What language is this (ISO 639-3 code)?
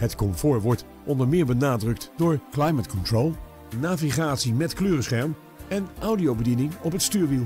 nld